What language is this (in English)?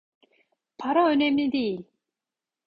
Turkish